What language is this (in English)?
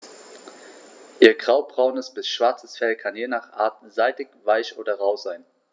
German